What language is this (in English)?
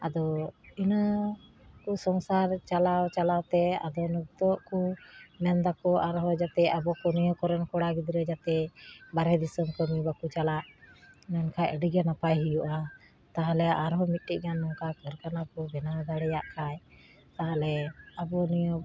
Santali